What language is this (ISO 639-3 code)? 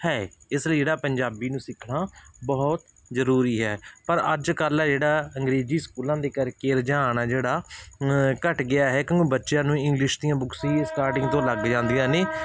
pan